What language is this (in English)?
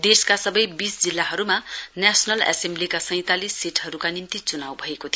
Nepali